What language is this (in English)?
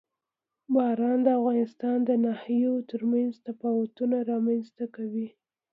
Pashto